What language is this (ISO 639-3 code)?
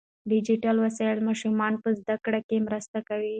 pus